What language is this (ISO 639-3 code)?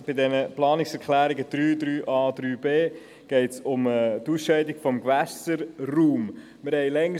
gsw